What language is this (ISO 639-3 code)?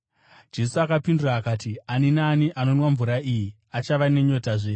sna